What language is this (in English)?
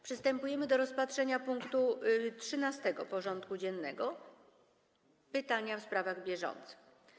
Polish